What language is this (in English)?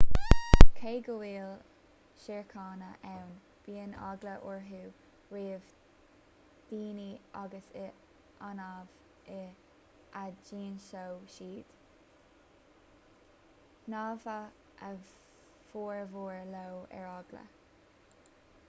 Irish